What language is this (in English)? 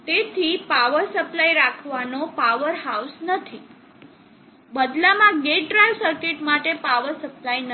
Gujarati